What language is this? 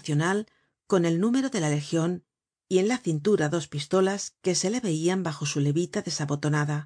Spanish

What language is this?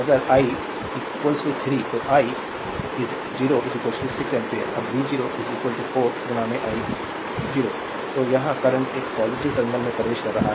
Hindi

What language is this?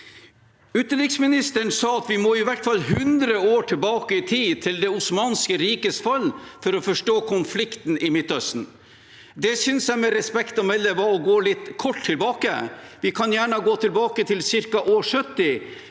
Norwegian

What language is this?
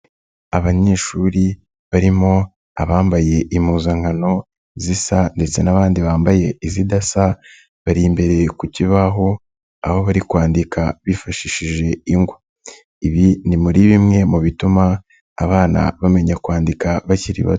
Kinyarwanda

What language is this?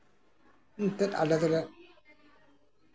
Santali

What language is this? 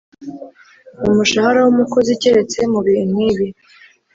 Kinyarwanda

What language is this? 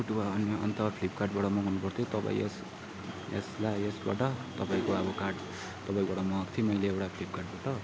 Nepali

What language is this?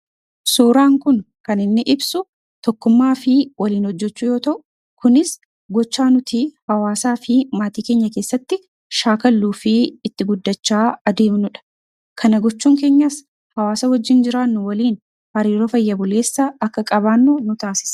Oromo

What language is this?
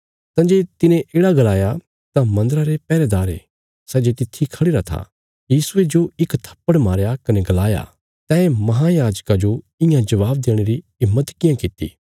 Bilaspuri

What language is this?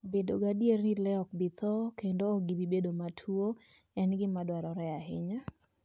Luo (Kenya and Tanzania)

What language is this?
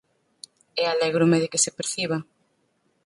Galician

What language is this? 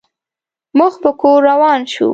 Pashto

